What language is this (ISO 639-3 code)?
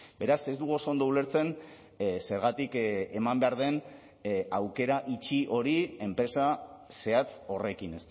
eus